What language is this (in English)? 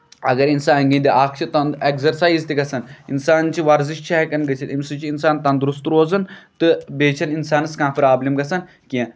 Kashmiri